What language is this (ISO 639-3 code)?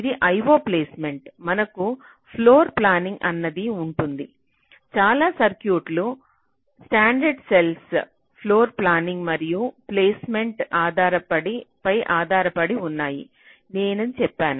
tel